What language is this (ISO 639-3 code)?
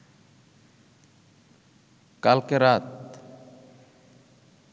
ben